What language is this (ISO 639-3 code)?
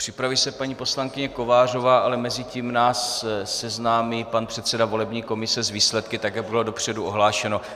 ces